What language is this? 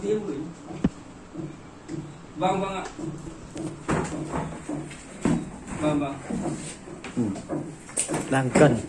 Vietnamese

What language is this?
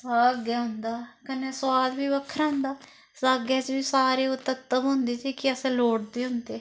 Dogri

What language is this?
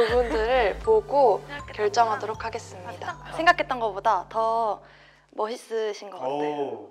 Korean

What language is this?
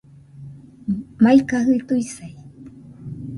Nüpode Huitoto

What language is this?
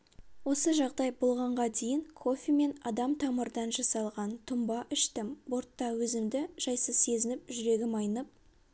Kazakh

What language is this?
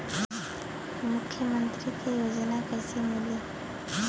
Bhojpuri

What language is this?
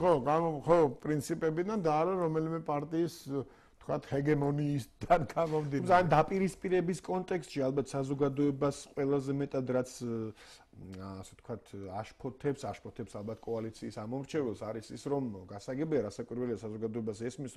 Romanian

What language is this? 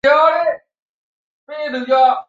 Chinese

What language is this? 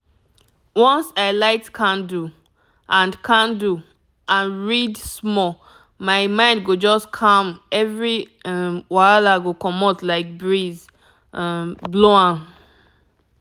Nigerian Pidgin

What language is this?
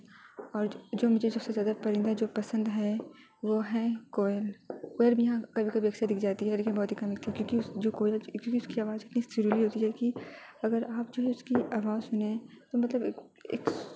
Urdu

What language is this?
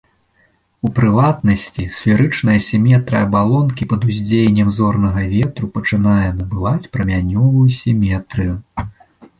Belarusian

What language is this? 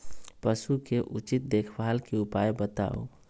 Magahi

